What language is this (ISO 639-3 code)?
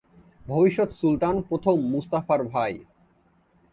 ben